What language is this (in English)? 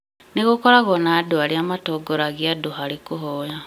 Kikuyu